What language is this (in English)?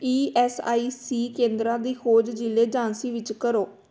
Punjabi